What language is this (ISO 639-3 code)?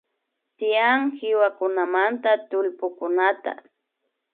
qvi